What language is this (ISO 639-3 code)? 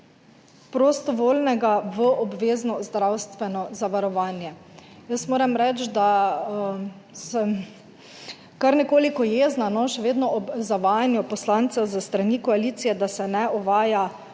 slv